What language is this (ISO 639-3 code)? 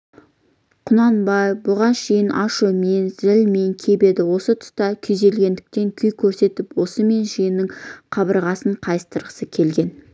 kaz